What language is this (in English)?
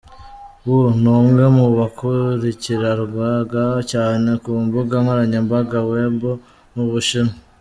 Kinyarwanda